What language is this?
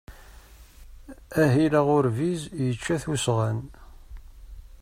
Kabyle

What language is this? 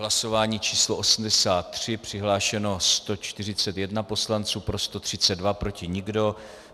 Czech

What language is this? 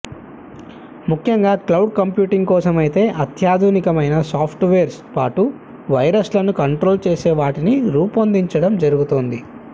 Telugu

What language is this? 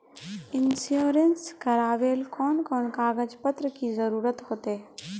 Magahi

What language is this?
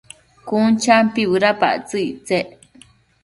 Matsés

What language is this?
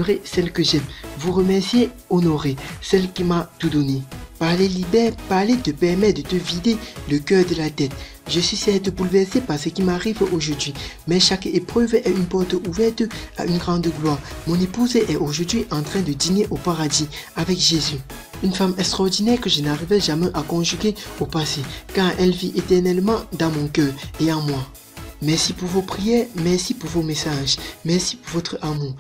French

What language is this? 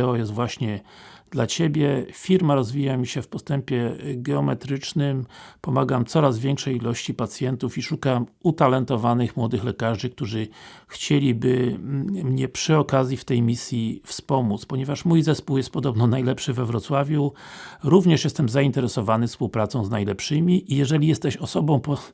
Polish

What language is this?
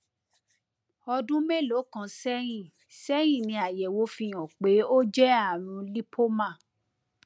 Yoruba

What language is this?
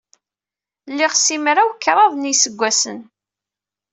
Kabyle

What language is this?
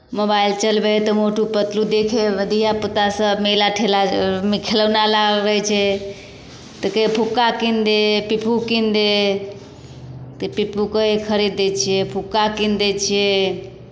Maithili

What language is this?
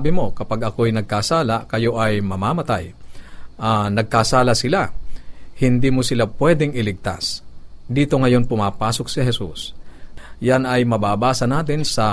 Filipino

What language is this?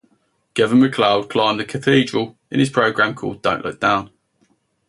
English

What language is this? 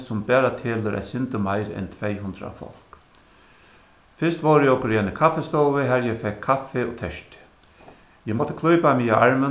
Faroese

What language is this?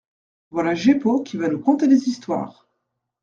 French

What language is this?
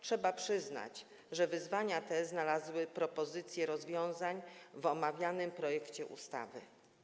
Polish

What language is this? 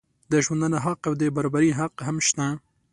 Pashto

